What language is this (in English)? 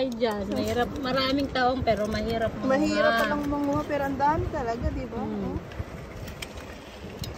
Filipino